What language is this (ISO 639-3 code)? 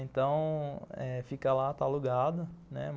por